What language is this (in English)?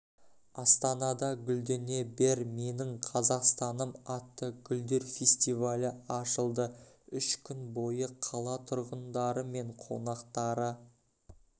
Kazakh